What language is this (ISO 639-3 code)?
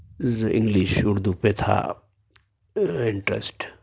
urd